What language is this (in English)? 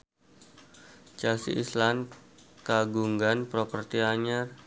Sundanese